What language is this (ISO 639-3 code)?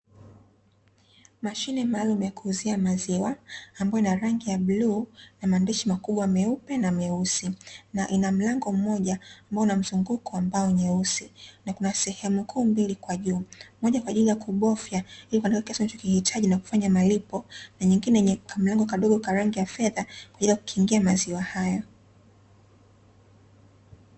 swa